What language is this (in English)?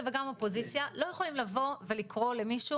Hebrew